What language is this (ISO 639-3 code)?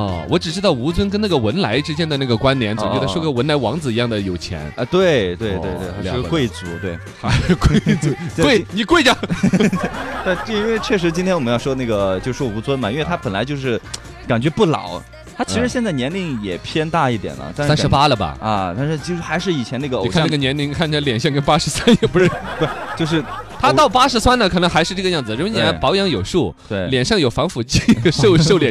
zho